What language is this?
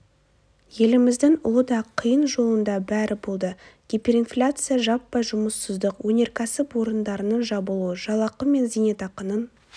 Kazakh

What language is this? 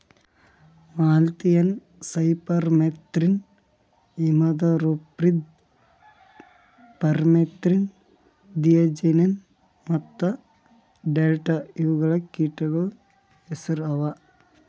Kannada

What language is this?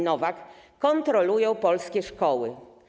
Polish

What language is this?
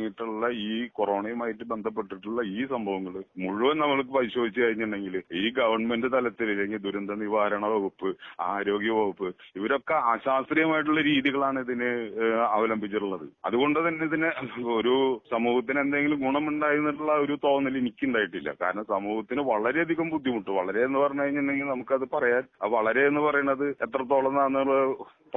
Malayalam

